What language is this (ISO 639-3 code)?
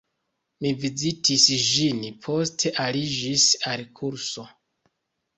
epo